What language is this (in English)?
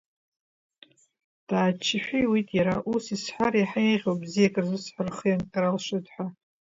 Abkhazian